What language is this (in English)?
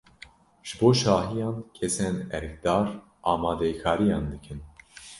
Kurdish